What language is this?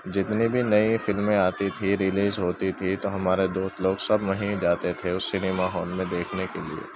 Urdu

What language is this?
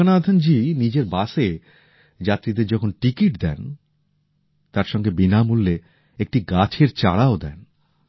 Bangla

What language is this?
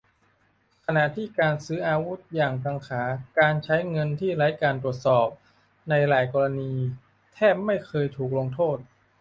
Thai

